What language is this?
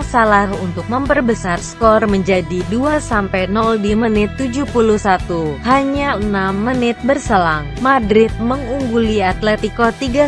Indonesian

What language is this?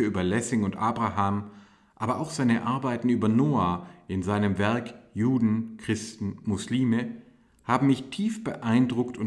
German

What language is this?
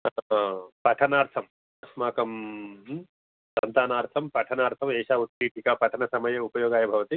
Sanskrit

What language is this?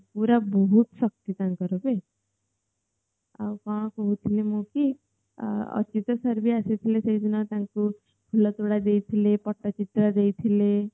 Odia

